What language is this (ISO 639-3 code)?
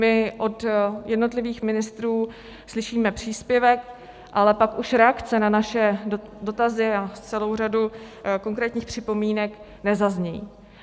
ces